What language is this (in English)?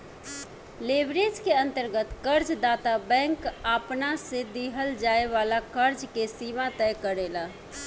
Bhojpuri